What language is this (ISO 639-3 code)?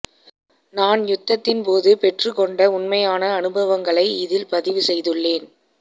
tam